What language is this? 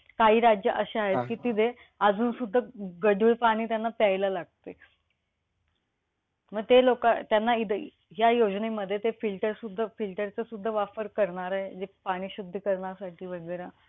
Marathi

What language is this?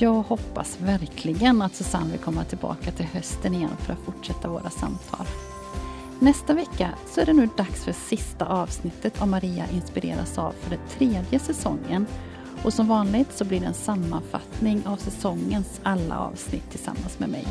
Swedish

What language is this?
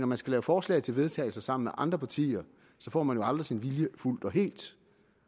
Danish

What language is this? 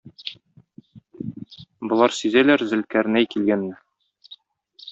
Tatar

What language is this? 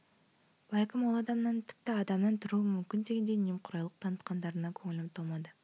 Kazakh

